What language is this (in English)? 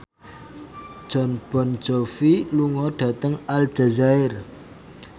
Javanese